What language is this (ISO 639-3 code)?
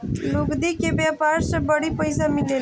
bho